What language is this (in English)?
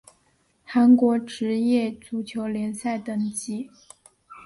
Chinese